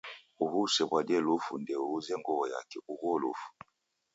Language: Taita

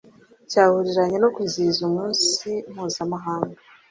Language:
Kinyarwanda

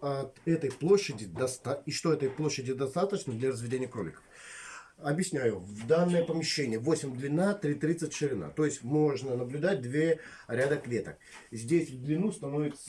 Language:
Russian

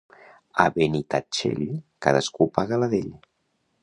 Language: Catalan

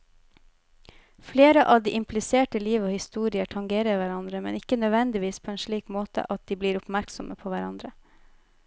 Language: Norwegian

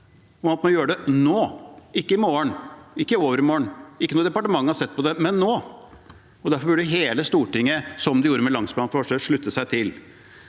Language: Norwegian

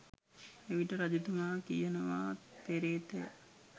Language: Sinhala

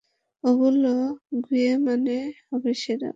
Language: Bangla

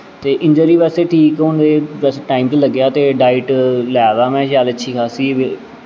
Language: Dogri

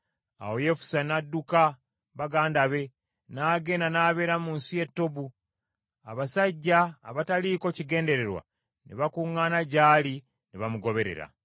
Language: Ganda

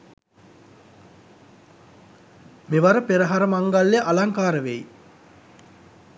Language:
Sinhala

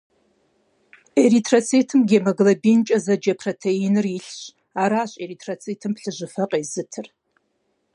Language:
Kabardian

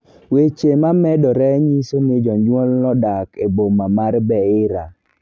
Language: Luo (Kenya and Tanzania)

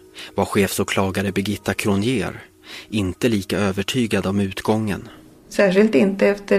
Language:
Swedish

